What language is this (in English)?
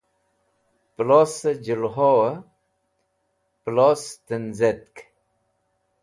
Wakhi